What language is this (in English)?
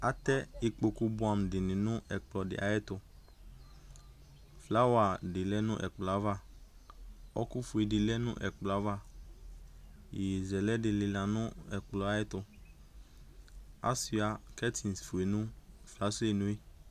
Ikposo